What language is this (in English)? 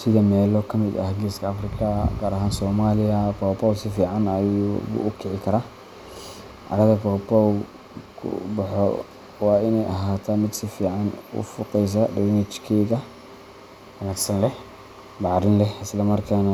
Somali